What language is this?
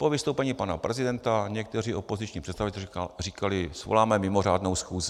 Czech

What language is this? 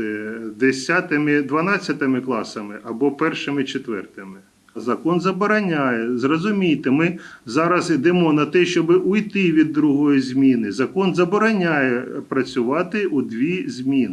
Ukrainian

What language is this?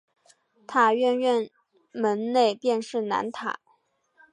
Chinese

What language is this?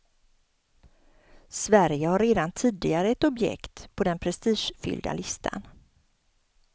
Swedish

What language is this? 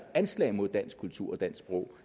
Danish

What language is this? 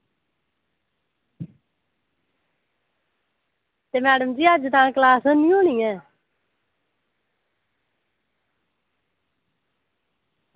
Dogri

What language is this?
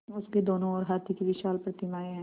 Hindi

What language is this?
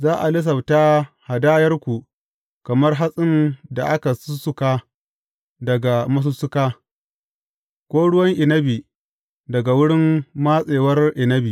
Hausa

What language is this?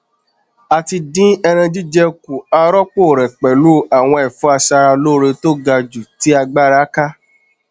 Yoruba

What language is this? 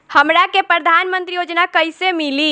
Bhojpuri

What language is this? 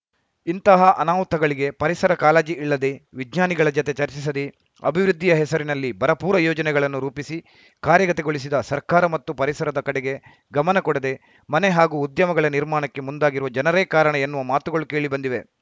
Kannada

